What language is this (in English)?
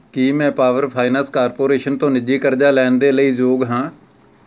Punjabi